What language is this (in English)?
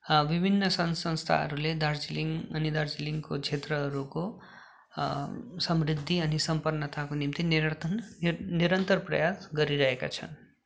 Nepali